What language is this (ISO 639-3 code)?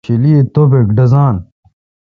xka